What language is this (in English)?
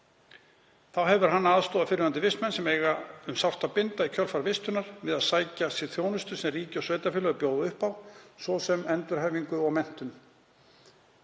Icelandic